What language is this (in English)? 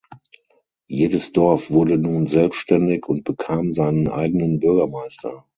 German